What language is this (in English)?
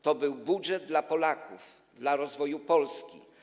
Polish